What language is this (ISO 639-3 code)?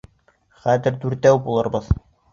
bak